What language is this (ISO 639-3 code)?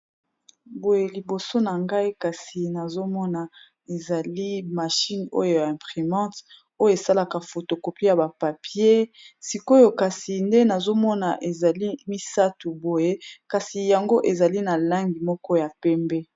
lin